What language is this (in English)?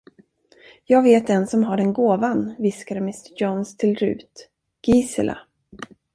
Swedish